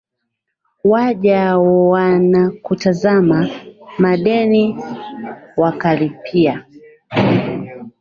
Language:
Swahili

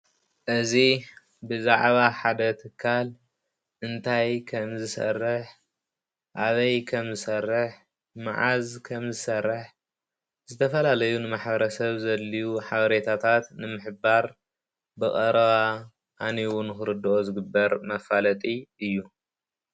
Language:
Tigrinya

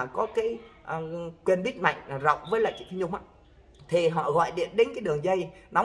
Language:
Vietnamese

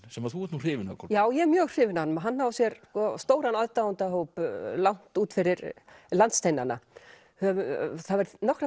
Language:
Icelandic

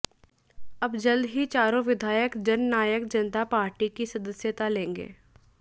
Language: Hindi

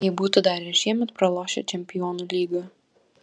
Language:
Lithuanian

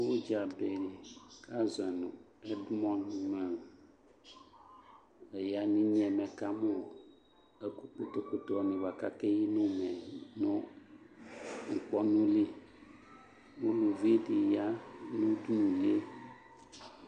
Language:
Ikposo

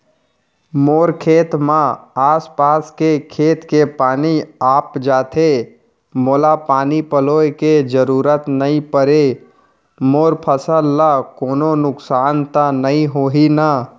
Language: Chhattisgarhi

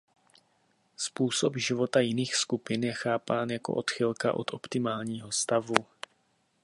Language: Czech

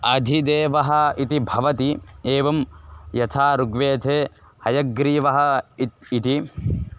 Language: Sanskrit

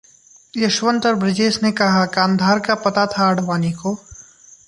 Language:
Hindi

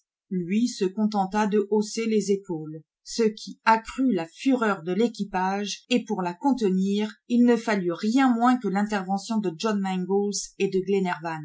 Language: French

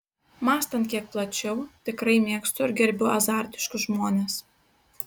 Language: Lithuanian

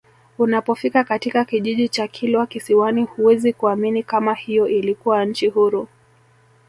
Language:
Swahili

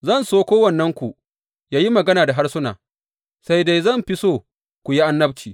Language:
Hausa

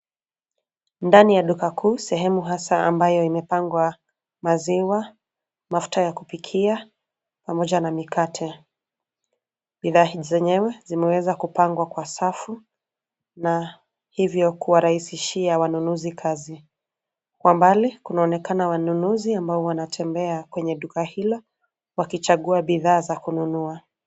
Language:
Swahili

